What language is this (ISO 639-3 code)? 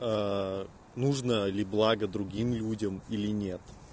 rus